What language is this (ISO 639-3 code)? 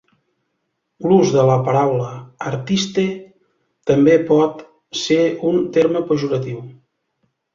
cat